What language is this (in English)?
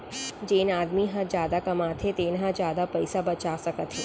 Chhattisgarhi